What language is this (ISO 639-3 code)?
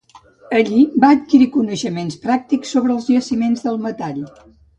cat